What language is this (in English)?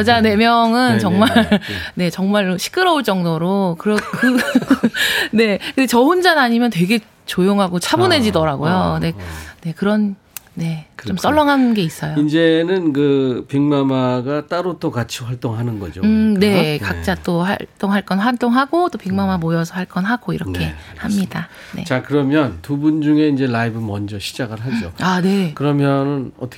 Korean